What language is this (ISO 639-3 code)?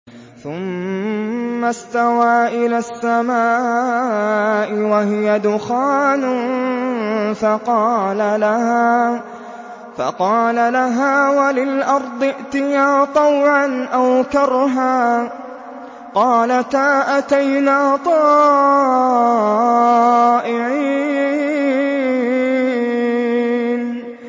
ara